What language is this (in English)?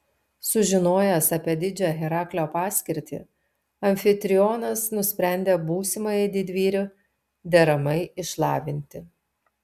Lithuanian